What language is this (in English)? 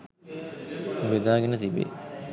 Sinhala